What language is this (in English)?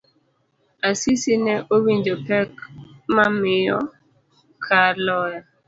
Luo (Kenya and Tanzania)